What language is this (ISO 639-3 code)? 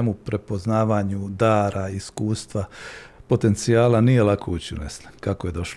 hrv